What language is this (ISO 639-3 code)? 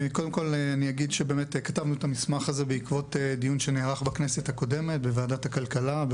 heb